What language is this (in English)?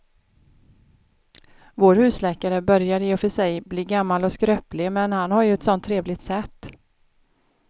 Swedish